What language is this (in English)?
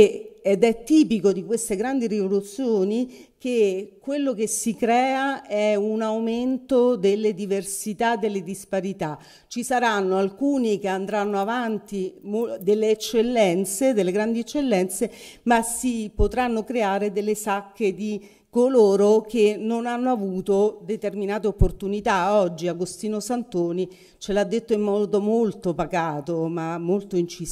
Italian